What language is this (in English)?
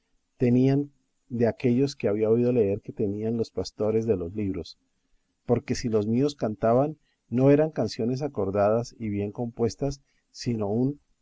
Spanish